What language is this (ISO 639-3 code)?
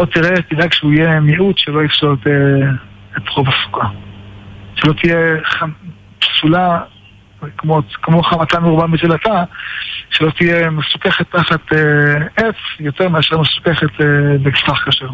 heb